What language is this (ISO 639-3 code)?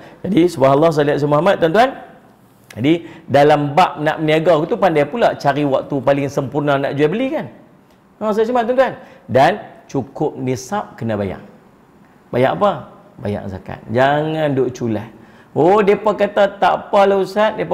msa